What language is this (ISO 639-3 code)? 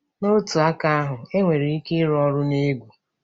ibo